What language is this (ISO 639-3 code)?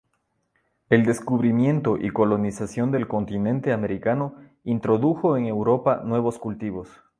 spa